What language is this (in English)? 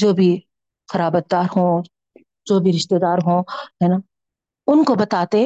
Urdu